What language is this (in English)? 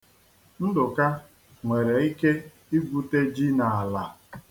Igbo